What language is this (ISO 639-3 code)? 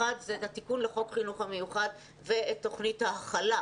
heb